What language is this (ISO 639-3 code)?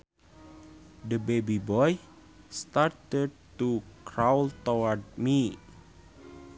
sun